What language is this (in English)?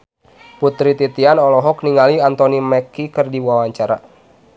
Sundanese